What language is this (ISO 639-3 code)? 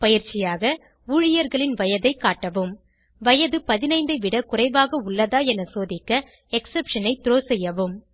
tam